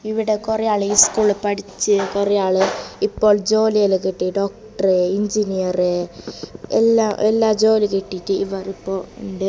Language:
Malayalam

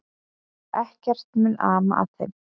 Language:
Icelandic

